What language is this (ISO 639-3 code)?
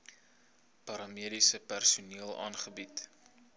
afr